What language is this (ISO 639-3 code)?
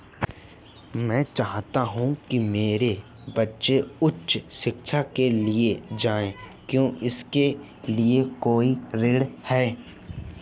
hin